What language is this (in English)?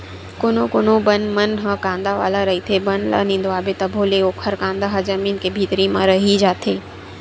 Chhattisgarhi